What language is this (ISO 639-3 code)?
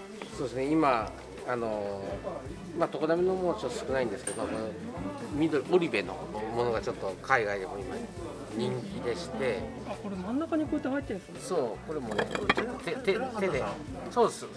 jpn